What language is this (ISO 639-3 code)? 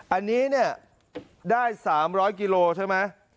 tha